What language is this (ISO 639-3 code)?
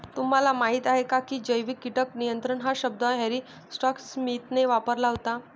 mar